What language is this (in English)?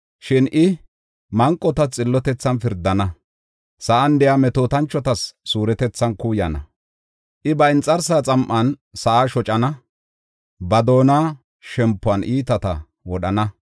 Gofa